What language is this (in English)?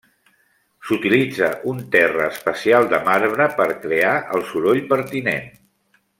Catalan